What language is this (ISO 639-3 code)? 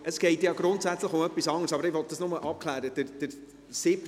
gsw